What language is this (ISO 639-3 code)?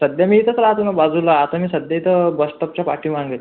mar